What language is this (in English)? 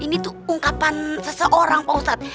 Indonesian